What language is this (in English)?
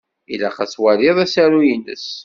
Kabyle